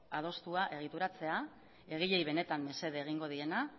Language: Basque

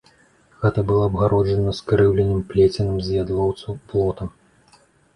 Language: Belarusian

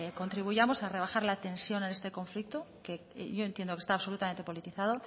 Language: Spanish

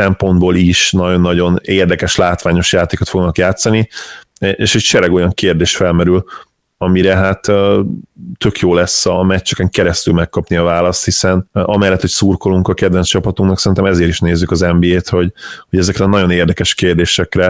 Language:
Hungarian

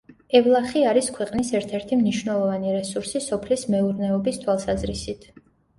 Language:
Georgian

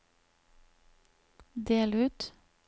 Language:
Norwegian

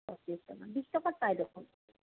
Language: Assamese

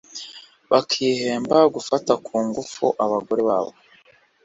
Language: Kinyarwanda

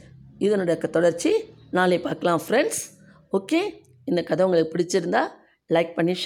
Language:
Tamil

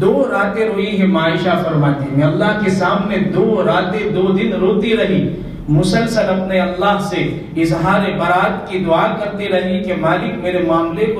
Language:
Hindi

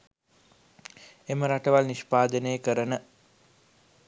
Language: Sinhala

